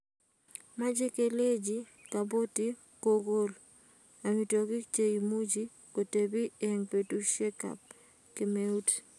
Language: Kalenjin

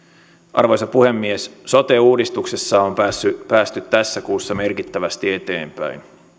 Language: Finnish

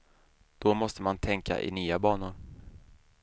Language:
Swedish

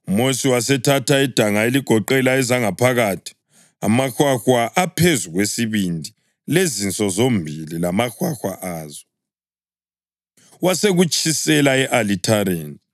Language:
North Ndebele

